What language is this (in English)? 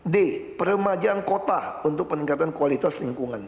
Indonesian